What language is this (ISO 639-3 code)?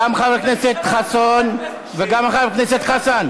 heb